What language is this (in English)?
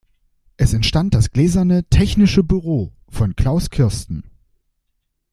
German